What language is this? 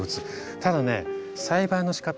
Japanese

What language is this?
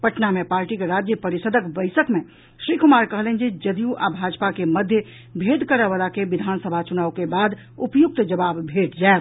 Maithili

